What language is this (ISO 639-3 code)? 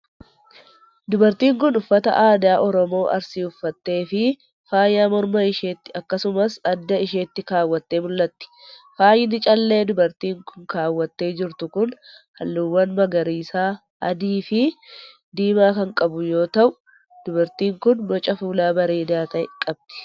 orm